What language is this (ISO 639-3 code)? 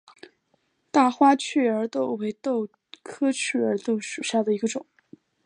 zho